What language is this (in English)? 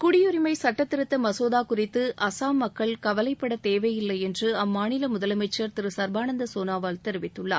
Tamil